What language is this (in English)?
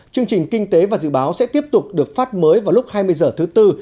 Vietnamese